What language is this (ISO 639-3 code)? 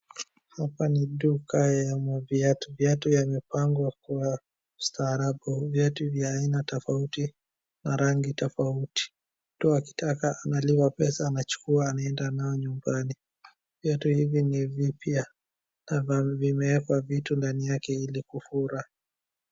swa